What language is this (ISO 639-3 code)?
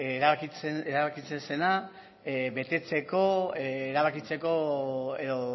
eus